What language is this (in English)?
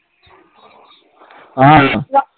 Assamese